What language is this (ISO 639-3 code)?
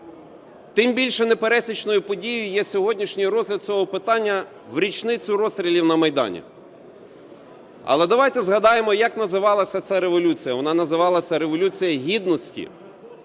ukr